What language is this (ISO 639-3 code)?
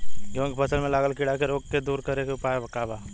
bho